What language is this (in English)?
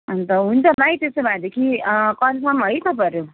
Nepali